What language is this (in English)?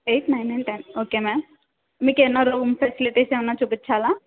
Telugu